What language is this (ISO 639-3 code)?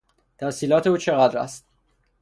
fas